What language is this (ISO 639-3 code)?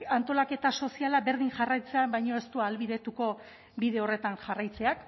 eus